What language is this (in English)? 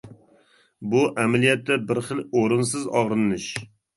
Uyghur